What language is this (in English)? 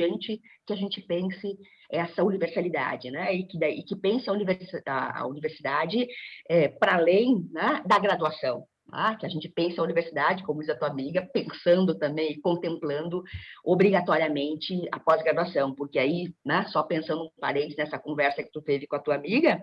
Portuguese